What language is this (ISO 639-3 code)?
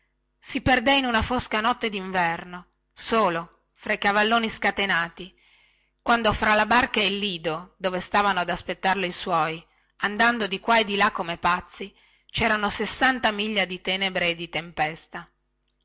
ita